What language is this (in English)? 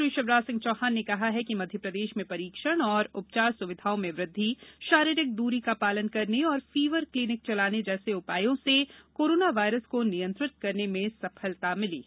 Hindi